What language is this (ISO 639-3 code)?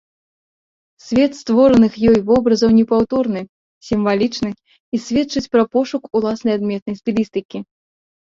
bel